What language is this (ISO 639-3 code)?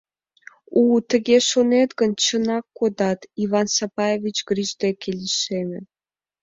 chm